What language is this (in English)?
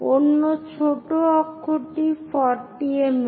Bangla